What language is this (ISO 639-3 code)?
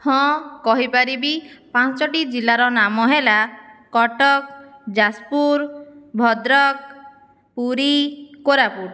ori